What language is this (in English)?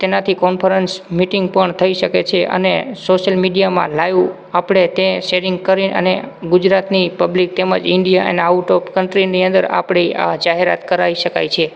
Gujarati